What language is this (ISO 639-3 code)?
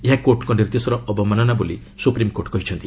ori